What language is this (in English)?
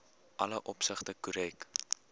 Afrikaans